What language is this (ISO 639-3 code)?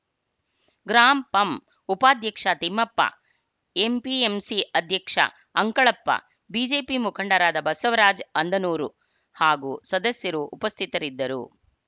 kan